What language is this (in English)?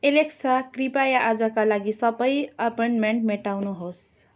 Nepali